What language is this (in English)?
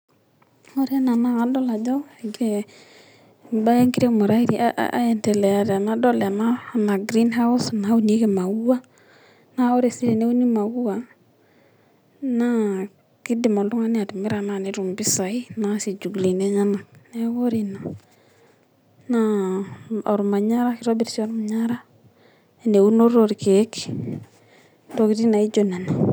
Masai